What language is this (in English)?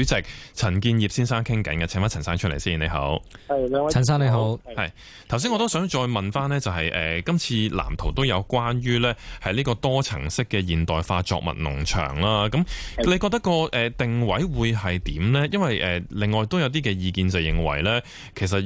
Chinese